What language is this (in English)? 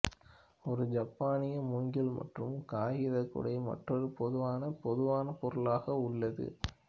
Tamil